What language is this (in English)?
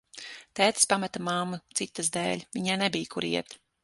Latvian